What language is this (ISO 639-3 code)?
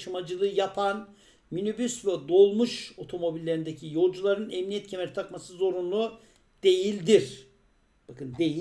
tur